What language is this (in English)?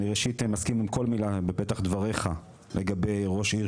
Hebrew